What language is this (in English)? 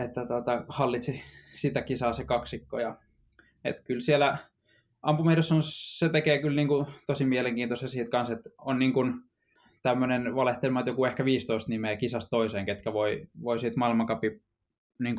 Finnish